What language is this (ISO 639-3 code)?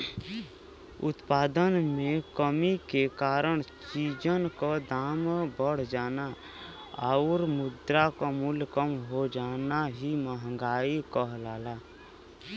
bho